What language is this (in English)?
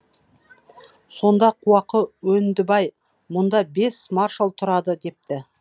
Kazakh